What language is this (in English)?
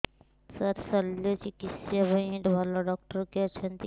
Odia